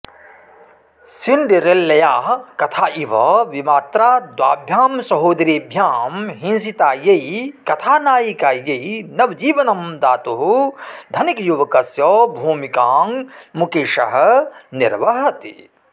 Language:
Sanskrit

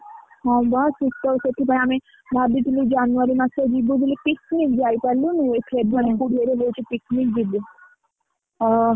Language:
Odia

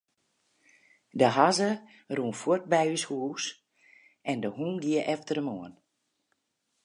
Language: Western Frisian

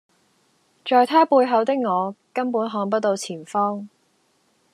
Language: Cantonese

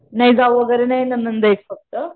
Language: Marathi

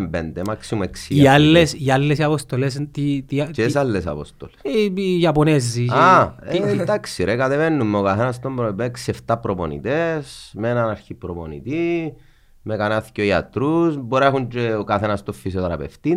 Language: Greek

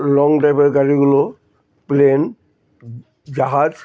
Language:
Bangla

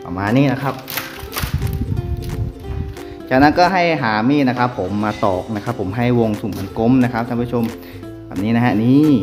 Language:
Thai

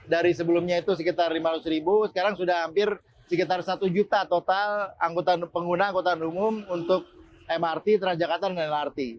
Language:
Indonesian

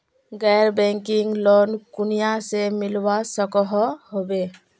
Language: Magahi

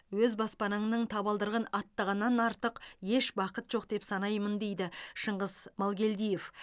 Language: Kazakh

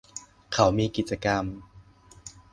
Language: Thai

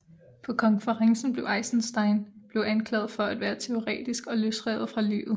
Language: Danish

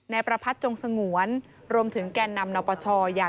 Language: Thai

